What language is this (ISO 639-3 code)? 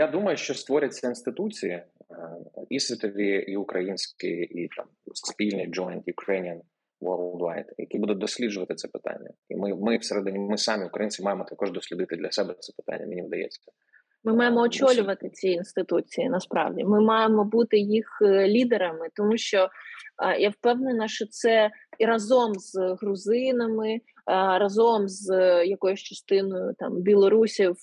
ukr